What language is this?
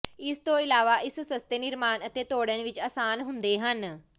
Punjabi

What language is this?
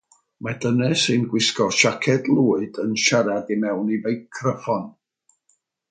Welsh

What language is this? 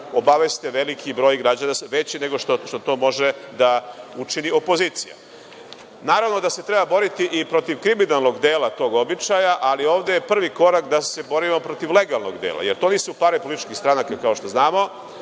Serbian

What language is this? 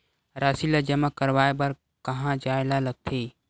Chhattisgarhi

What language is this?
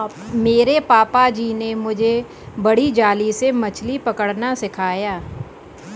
Hindi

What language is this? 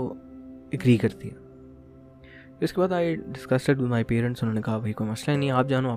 Urdu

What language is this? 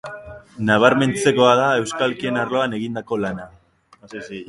Basque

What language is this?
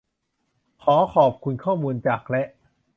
Thai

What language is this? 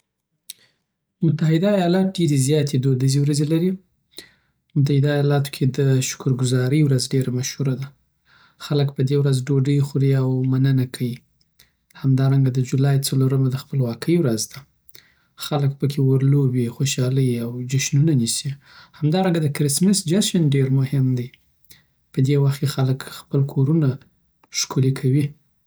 Southern Pashto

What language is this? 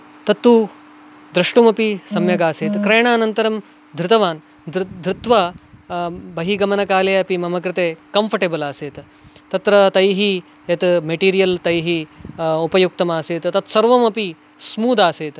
Sanskrit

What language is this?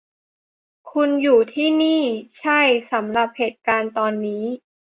Thai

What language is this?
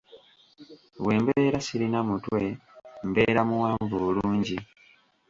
Ganda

